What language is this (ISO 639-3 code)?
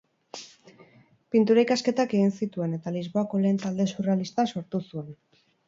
eus